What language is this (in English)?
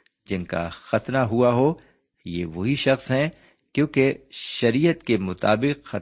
Urdu